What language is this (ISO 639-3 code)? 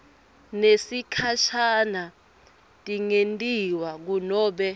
ssw